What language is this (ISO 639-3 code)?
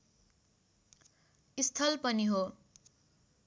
nep